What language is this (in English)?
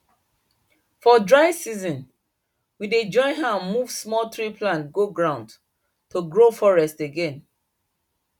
Nigerian Pidgin